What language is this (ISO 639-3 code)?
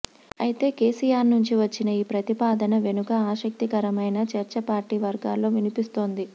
tel